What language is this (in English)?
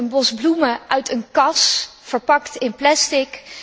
Dutch